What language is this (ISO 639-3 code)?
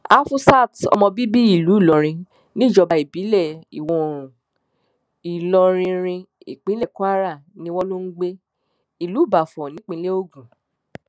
yor